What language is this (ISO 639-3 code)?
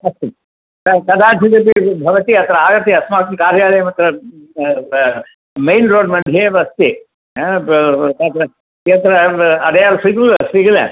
san